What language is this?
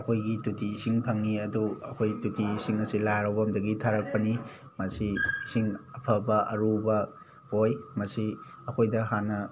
Manipuri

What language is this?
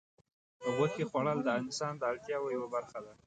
Pashto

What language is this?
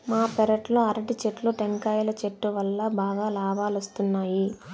Telugu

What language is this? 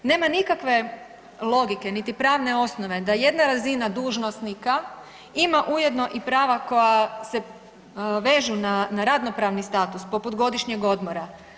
Croatian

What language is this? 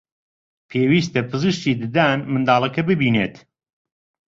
Central Kurdish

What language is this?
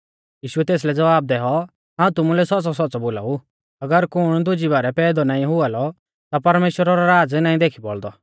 Mahasu Pahari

